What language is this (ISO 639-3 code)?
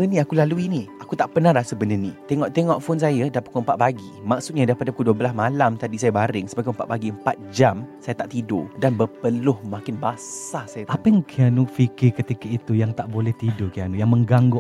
msa